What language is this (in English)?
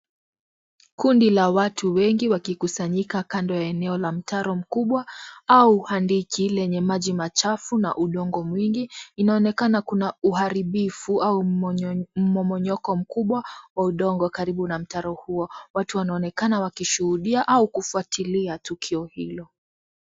Swahili